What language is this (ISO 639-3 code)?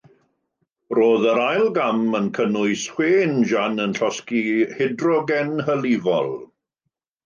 cym